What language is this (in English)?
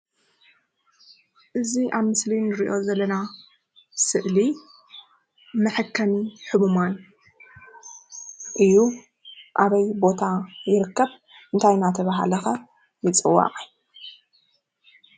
Tigrinya